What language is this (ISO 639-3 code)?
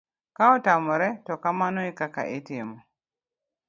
luo